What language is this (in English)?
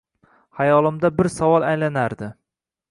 Uzbek